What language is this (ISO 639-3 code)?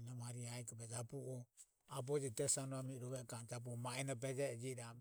aom